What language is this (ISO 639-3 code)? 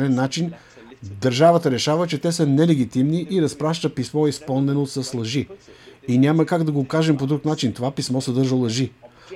bul